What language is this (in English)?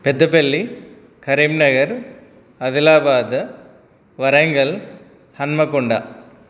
Telugu